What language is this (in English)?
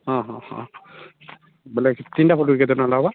Odia